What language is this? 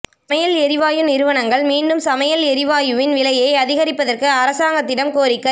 Tamil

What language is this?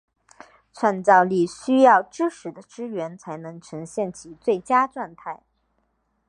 Chinese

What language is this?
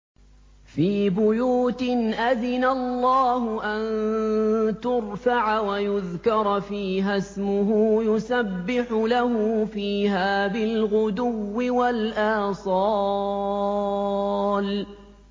Arabic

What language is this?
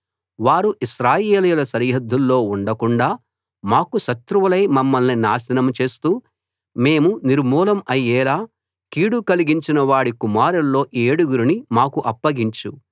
Telugu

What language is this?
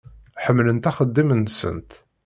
Kabyle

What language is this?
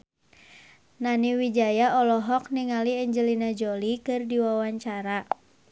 Sundanese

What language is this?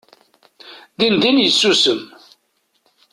Kabyle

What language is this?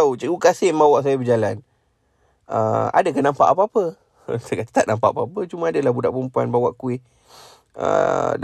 Malay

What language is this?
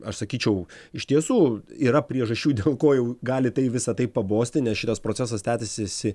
Lithuanian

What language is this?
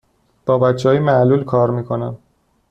Persian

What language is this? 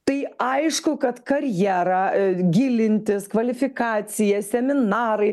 Lithuanian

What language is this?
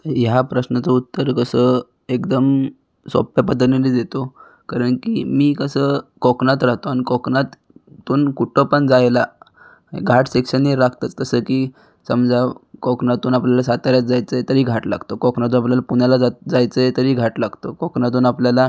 Marathi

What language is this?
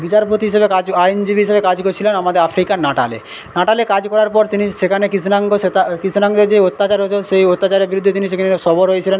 Bangla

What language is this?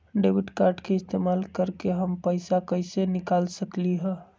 Magahi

